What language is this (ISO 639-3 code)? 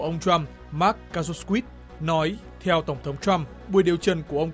vie